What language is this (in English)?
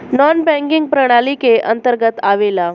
Bhojpuri